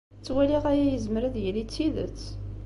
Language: Kabyle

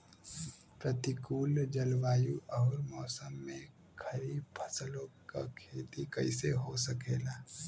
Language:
Bhojpuri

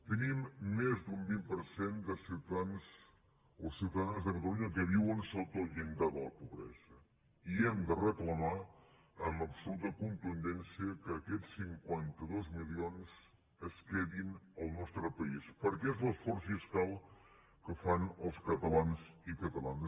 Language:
Catalan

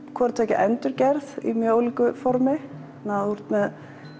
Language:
Icelandic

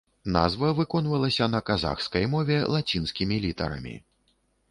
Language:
Belarusian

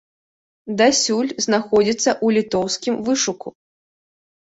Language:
Belarusian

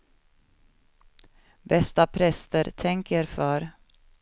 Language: Swedish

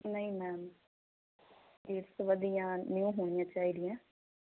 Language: Punjabi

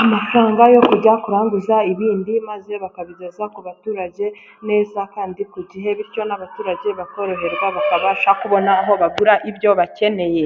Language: Kinyarwanda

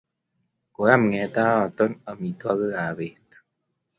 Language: Kalenjin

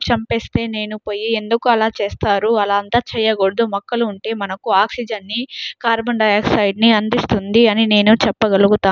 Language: Telugu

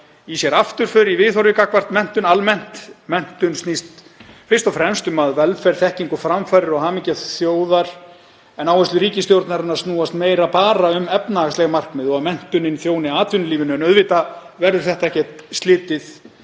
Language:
Icelandic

